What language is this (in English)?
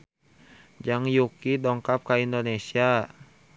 Sundanese